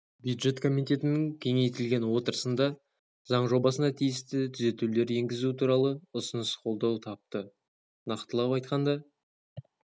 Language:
Kazakh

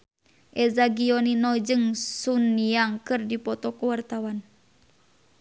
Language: Sundanese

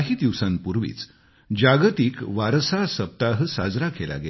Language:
Marathi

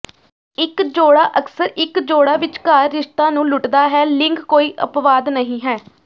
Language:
Punjabi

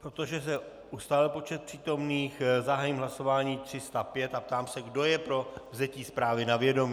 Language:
Czech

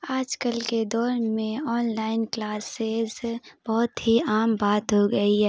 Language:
Urdu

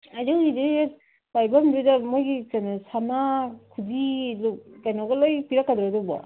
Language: Manipuri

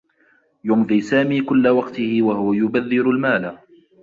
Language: Arabic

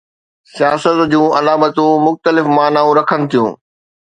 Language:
Sindhi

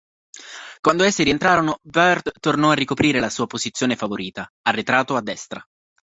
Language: Italian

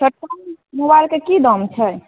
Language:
Maithili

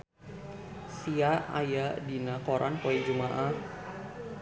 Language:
Sundanese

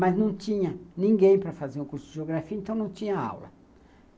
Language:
Portuguese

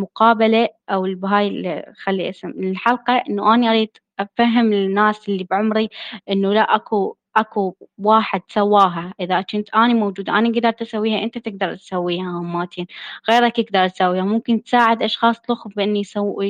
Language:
Arabic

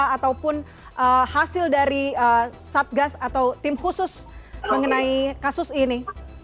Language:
Indonesian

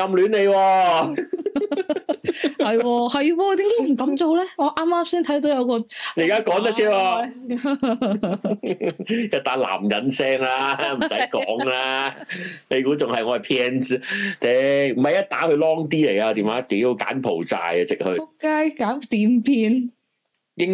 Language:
Chinese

